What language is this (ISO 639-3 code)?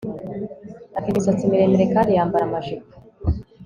kin